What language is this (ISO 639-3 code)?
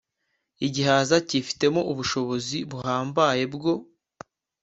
kin